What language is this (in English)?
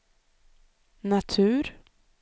Swedish